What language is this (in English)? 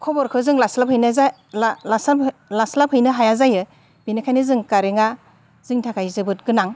Bodo